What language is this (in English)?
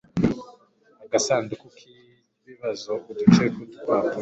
Kinyarwanda